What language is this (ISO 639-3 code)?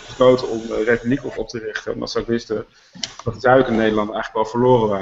nld